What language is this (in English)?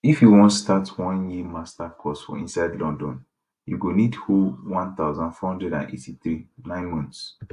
Nigerian Pidgin